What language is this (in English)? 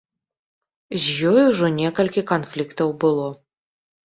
Belarusian